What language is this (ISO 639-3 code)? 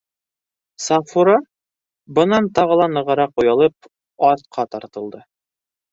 bak